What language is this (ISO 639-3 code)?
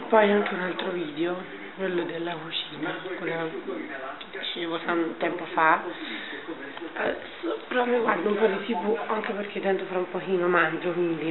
ita